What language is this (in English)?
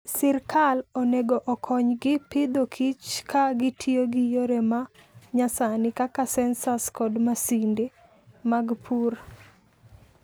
Luo (Kenya and Tanzania)